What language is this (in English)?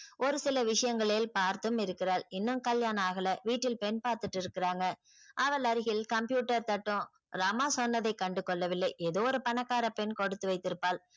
Tamil